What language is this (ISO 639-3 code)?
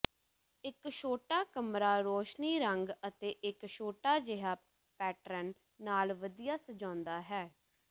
pan